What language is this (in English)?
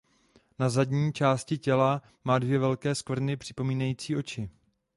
Czech